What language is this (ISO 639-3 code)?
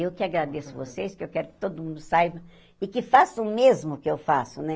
por